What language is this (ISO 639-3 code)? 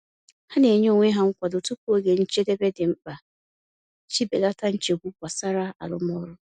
ibo